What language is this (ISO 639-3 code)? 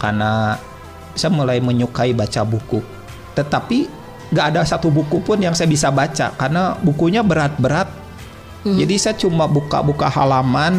ind